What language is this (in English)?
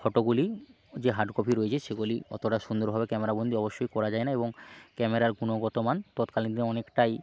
Bangla